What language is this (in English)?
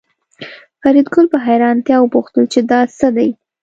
Pashto